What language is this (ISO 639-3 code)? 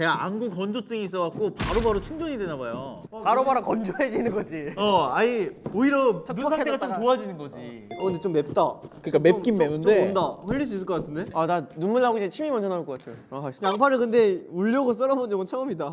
kor